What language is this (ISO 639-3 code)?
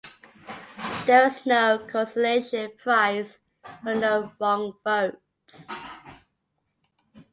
eng